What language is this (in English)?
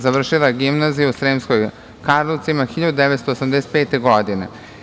Serbian